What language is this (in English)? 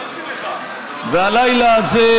Hebrew